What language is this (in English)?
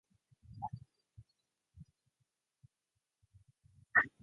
Japanese